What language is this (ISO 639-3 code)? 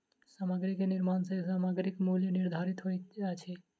mai